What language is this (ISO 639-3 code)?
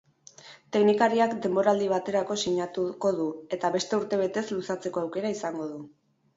eus